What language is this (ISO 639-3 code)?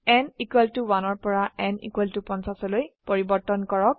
asm